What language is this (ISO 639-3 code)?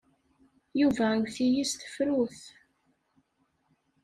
kab